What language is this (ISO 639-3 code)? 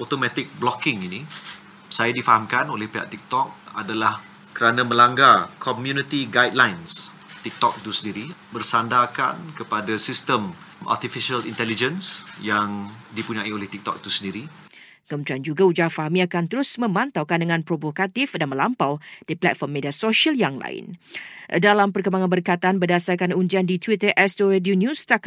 msa